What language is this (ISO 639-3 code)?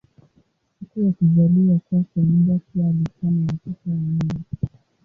swa